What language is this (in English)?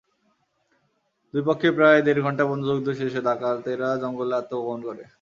Bangla